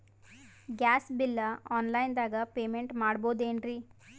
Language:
Kannada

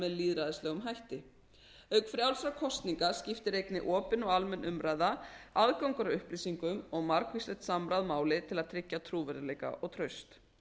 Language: Icelandic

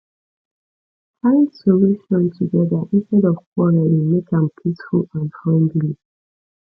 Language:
Nigerian Pidgin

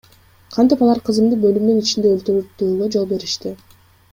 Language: Kyrgyz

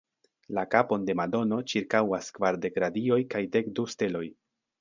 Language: Esperanto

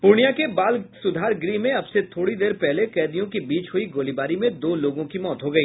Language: Hindi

